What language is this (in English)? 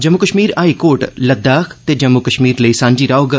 Dogri